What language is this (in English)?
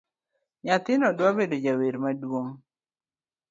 Luo (Kenya and Tanzania)